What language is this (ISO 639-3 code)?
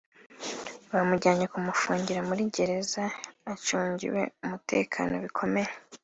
kin